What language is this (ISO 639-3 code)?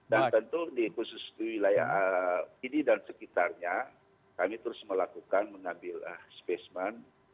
ind